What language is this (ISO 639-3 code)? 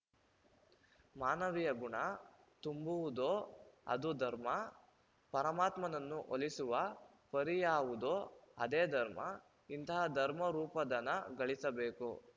kan